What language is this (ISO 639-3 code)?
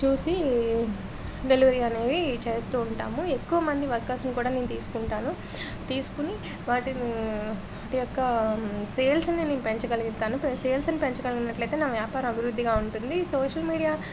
tel